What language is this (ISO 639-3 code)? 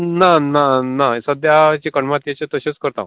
kok